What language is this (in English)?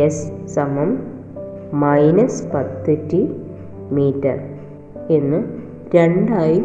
Malayalam